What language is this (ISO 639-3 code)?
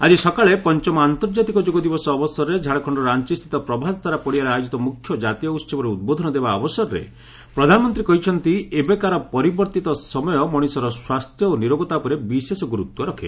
ori